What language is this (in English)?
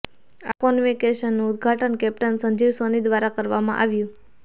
Gujarati